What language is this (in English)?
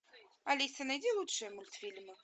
Russian